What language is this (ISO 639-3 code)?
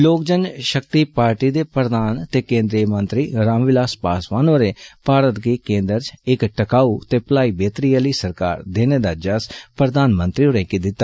doi